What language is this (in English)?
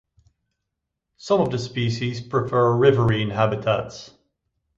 English